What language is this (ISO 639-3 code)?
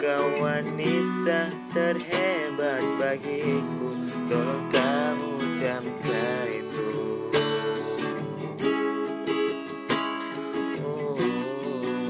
ind